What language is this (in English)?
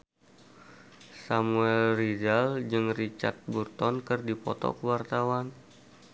Sundanese